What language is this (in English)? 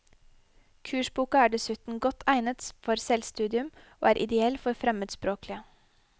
Norwegian